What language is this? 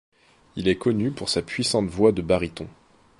French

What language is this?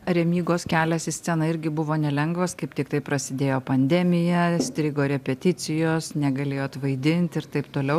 Lithuanian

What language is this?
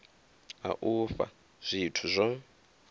Venda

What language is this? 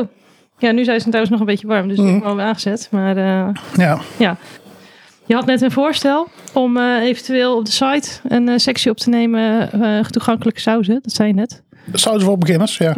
Dutch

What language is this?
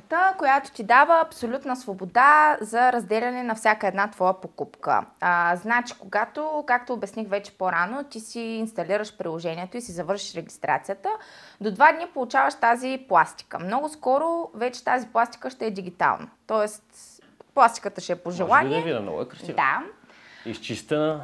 Bulgarian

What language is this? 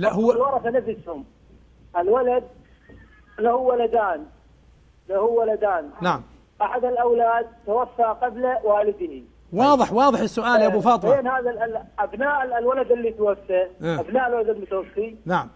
Arabic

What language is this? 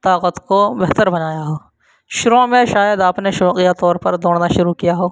Urdu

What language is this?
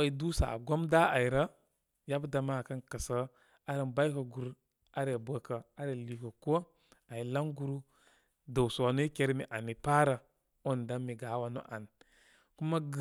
Koma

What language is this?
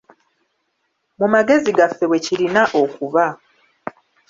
Ganda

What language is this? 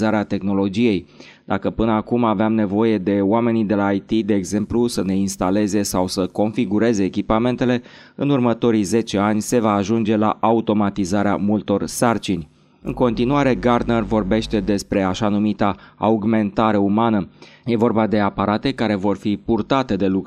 Romanian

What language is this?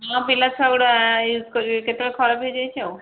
Odia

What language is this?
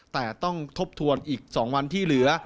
Thai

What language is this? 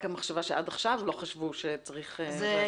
Hebrew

